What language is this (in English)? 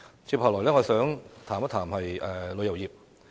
Cantonese